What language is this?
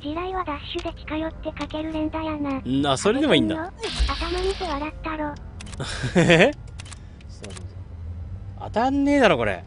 Japanese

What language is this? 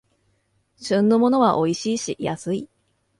Japanese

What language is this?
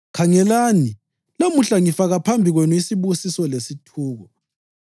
North Ndebele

